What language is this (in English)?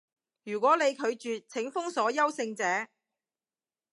Cantonese